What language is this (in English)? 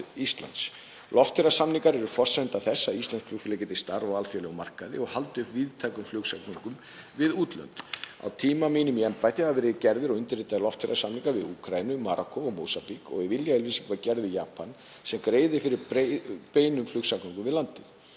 Icelandic